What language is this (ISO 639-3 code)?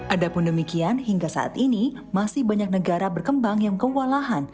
ind